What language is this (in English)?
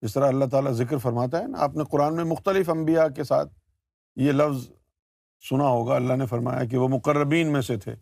Urdu